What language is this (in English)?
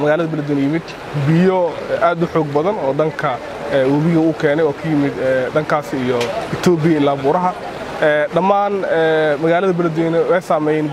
Arabic